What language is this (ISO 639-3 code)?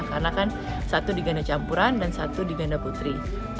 ind